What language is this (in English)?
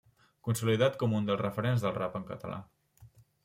Catalan